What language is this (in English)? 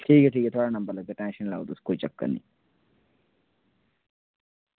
Dogri